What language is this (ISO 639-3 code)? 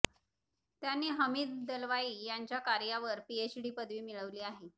mar